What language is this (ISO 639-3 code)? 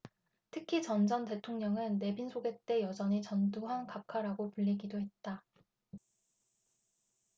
kor